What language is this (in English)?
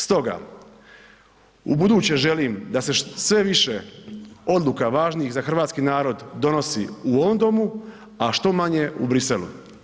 Croatian